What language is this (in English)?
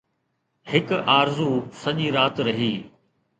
Sindhi